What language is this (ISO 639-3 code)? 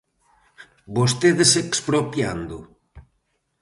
glg